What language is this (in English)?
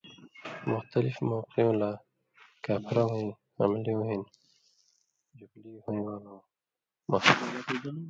Indus Kohistani